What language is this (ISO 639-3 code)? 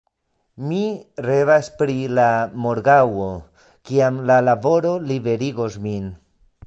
epo